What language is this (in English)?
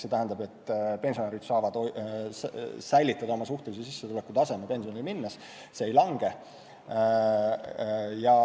Estonian